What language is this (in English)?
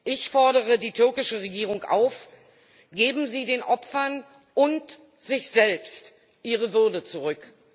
German